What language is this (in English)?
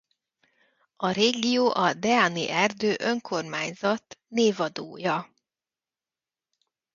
Hungarian